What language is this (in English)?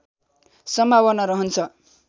Nepali